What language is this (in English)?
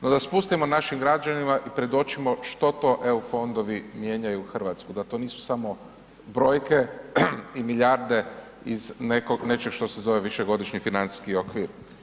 Croatian